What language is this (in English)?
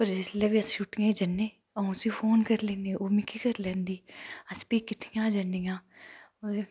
Dogri